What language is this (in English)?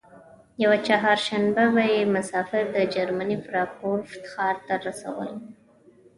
Pashto